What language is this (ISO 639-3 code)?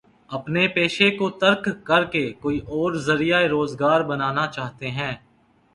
urd